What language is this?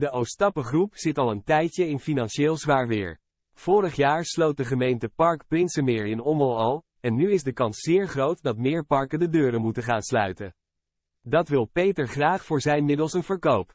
Dutch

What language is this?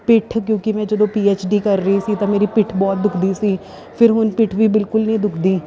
Punjabi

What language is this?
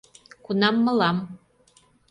Mari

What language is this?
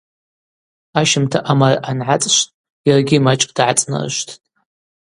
Abaza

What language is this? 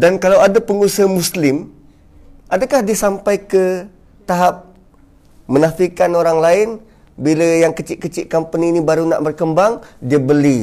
Malay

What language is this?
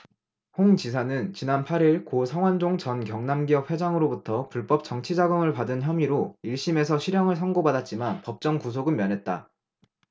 Korean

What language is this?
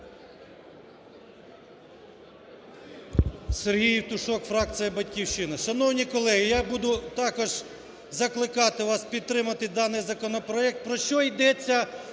Ukrainian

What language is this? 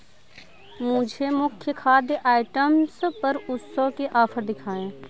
Hindi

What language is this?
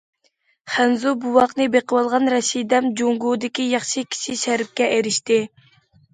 Uyghur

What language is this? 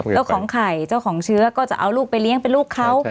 Thai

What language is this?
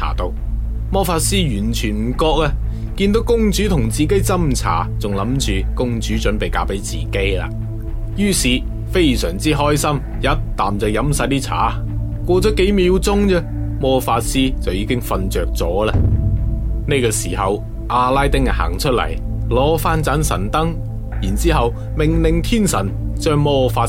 Chinese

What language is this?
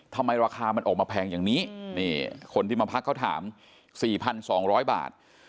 Thai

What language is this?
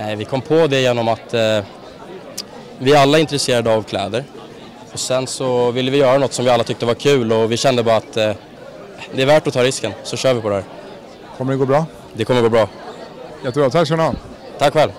Swedish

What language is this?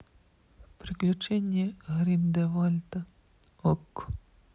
Russian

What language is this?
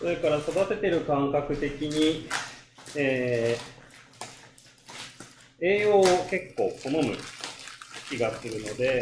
Japanese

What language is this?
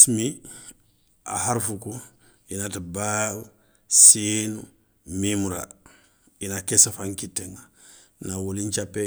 Soninke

